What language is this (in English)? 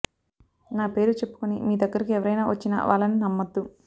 Telugu